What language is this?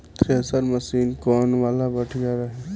Bhojpuri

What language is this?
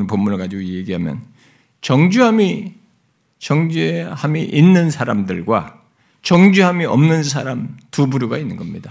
Korean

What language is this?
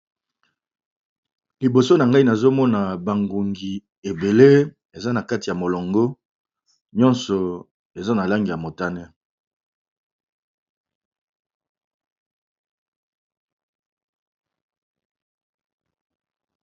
Lingala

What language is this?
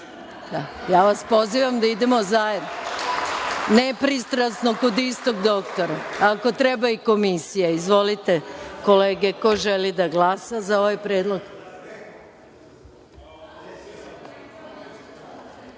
Serbian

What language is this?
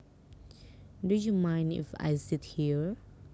Javanese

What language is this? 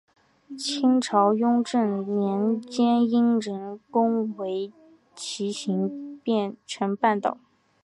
Chinese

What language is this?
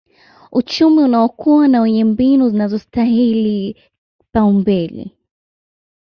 Swahili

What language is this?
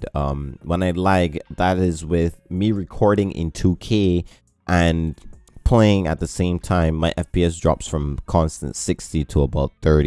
English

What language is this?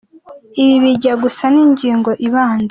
Kinyarwanda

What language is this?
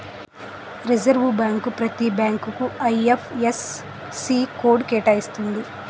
Telugu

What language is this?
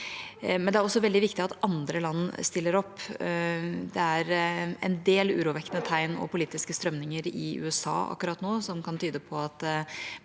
Norwegian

